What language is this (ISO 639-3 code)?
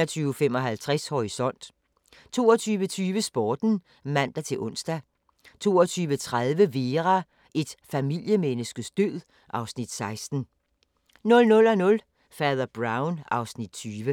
dan